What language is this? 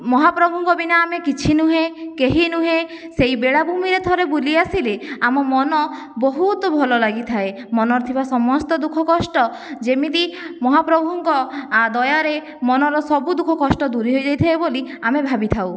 Odia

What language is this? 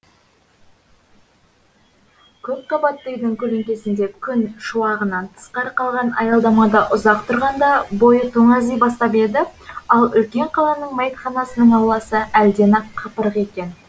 Kazakh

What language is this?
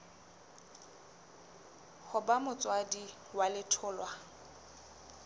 Southern Sotho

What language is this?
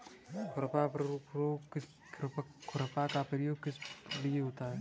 Hindi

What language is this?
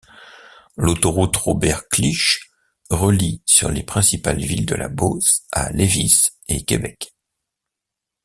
French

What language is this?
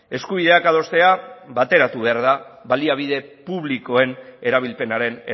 Basque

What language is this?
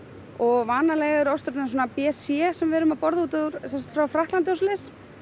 Icelandic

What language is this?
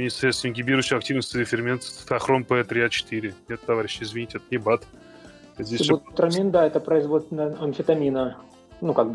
Russian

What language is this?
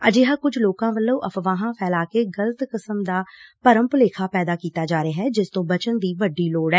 Punjabi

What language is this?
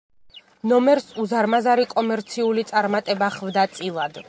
Georgian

